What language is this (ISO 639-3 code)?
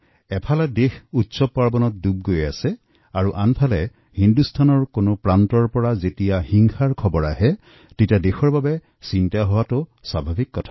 asm